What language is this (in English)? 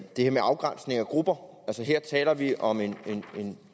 Danish